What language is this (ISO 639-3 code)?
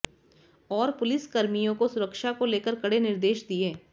hin